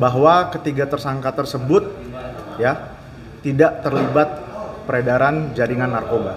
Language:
Indonesian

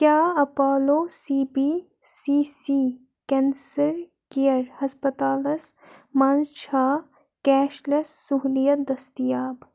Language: Kashmiri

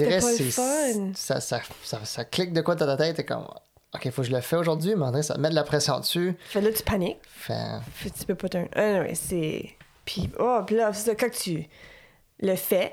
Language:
French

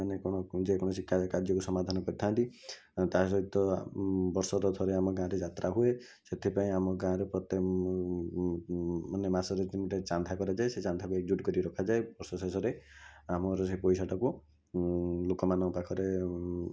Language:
Odia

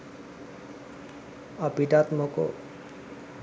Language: Sinhala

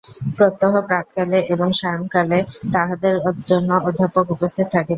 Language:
Bangla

